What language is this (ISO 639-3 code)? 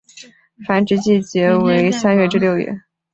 zho